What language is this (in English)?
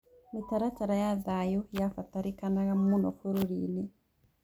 Kikuyu